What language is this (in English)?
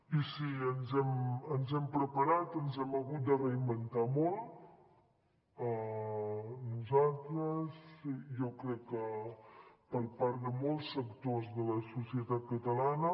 Catalan